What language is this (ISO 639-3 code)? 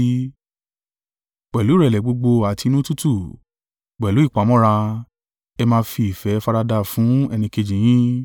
yor